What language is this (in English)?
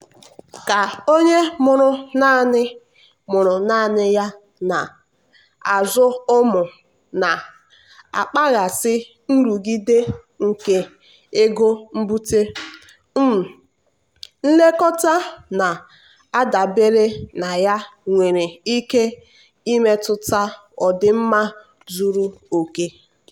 Igbo